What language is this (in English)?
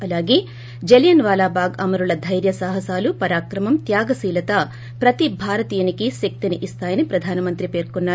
Telugu